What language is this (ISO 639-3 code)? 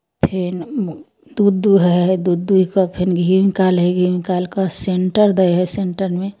mai